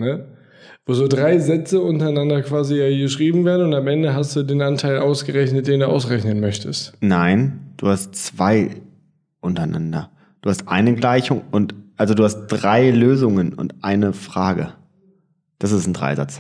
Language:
German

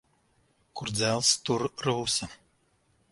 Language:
Latvian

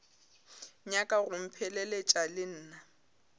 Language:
Northern Sotho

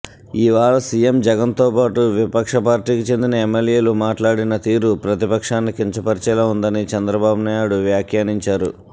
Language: Telugu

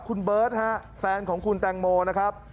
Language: Thai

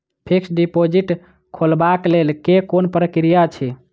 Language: Maithili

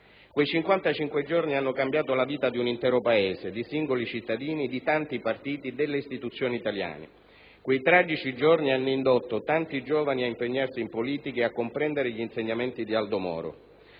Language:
Italian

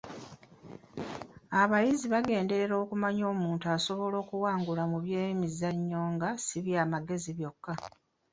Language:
Ganda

